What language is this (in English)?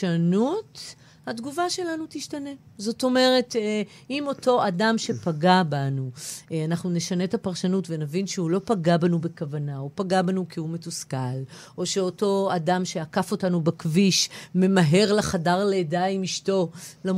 Hebrew